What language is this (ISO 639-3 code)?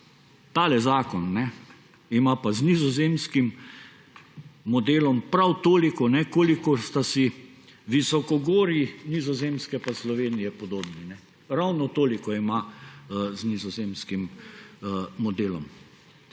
slv